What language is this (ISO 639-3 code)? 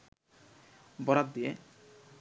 ben